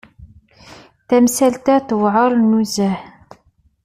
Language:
Kabyle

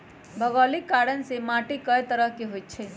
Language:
Magahi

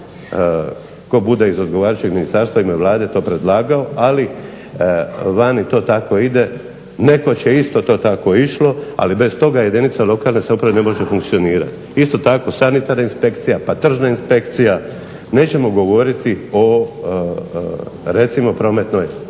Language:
Croatian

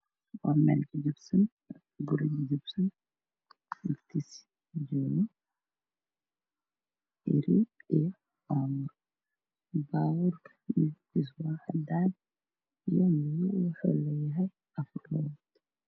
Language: Somali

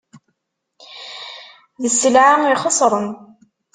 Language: Kabyle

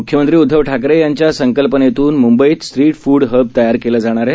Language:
Marathi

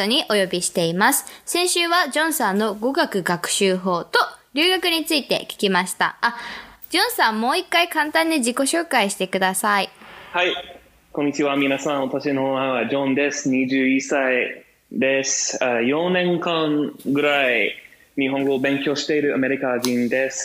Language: Japanese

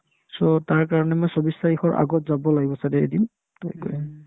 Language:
Assamese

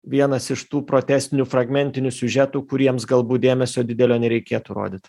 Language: Lithuanian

